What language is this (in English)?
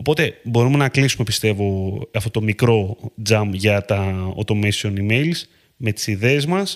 Greek